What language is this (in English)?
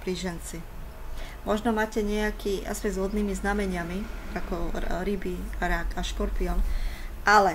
Slovak